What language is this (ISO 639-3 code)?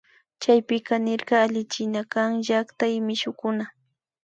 qvi